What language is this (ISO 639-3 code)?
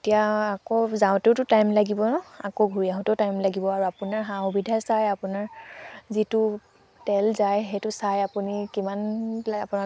asm